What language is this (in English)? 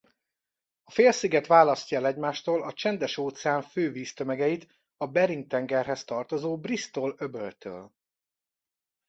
Hungarian